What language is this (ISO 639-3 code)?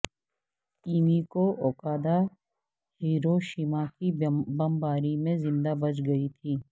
urd